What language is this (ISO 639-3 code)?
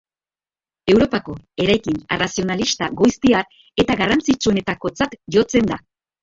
eus